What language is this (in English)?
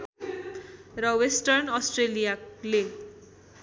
Nepali